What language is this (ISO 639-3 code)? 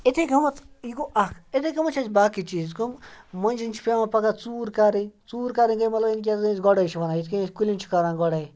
kas